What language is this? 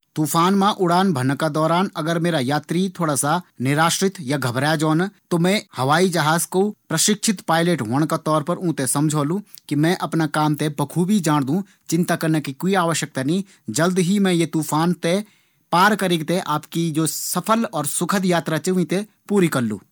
Garhwali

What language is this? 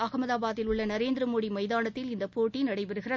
Tamil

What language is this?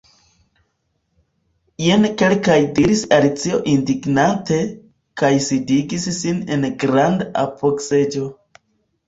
Esperanto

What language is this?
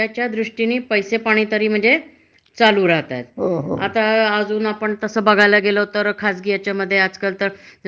Marathi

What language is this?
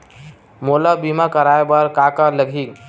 Chhattisgarhi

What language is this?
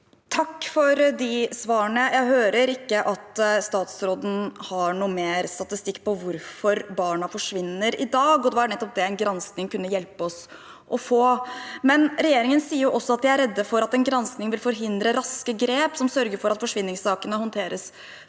Norwegian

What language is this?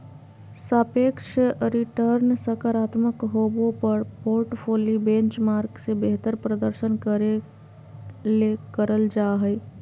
Magahi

